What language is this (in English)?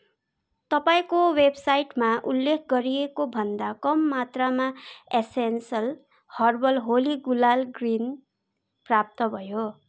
Nepali